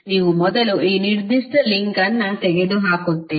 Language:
Kannada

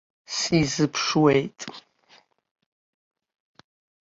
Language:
Abkhazian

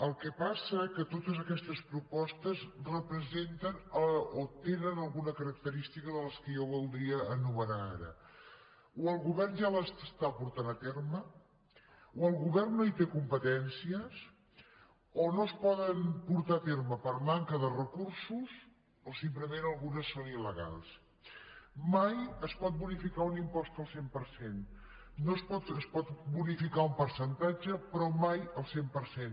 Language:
Catalan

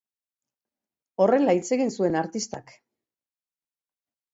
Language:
Basque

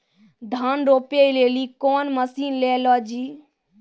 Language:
Maithili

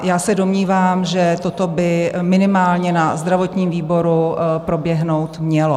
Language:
Czech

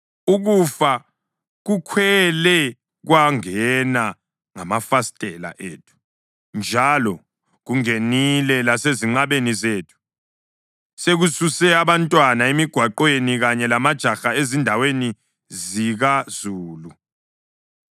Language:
North Ndebele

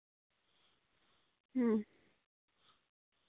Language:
Santali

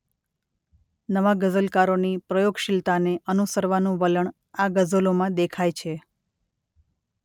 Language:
Gujarati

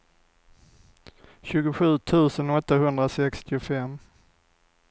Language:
Swedish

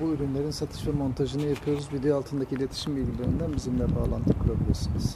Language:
Turkish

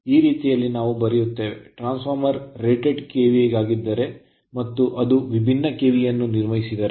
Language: Kannada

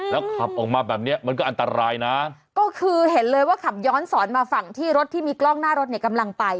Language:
Thai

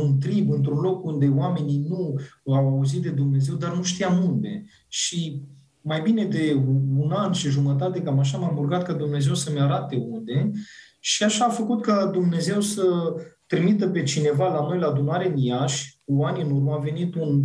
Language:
Romanian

